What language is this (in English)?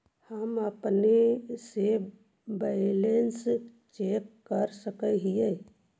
Magahi